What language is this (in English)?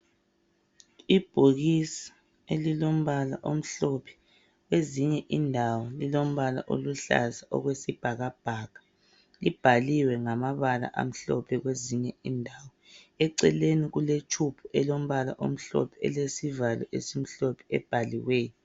North Ndebele